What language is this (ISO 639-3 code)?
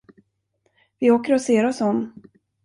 swe